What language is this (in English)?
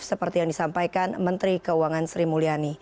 Indonesian